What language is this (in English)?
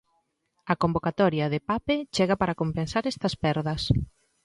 Galician